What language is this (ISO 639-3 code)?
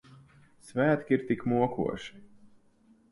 lav